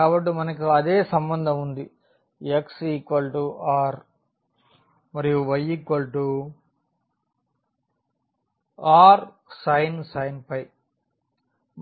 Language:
Telugu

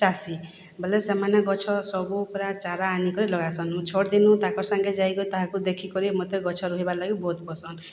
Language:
Odia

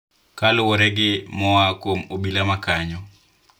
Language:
Luo (Kenya and Tanzania)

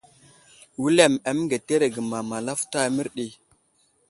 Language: Wuzlam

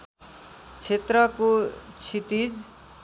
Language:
Nepali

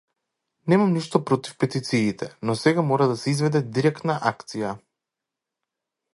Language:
Macedonian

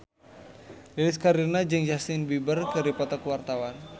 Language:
Sundanese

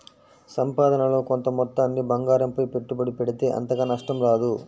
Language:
Telugu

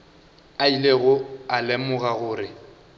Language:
Northern Sotho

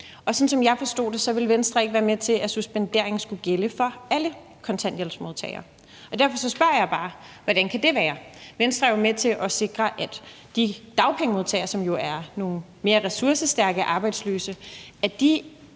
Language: Danish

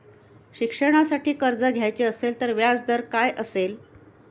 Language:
Marathi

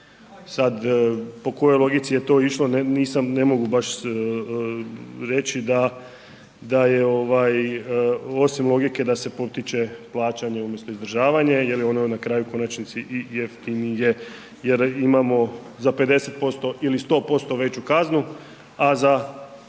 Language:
Croatian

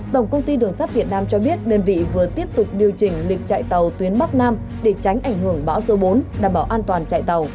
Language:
Vietnamese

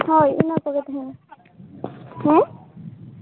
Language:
Santali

